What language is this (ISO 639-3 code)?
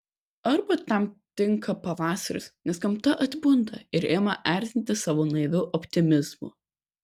lit